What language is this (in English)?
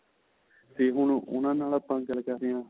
Punjabi